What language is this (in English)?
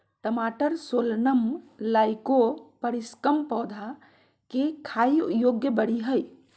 Magahi